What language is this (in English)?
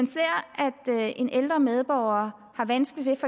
Danish